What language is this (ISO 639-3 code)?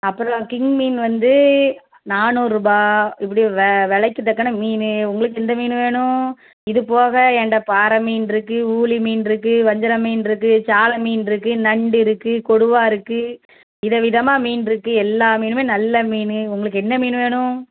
tam